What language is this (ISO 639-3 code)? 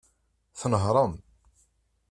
kab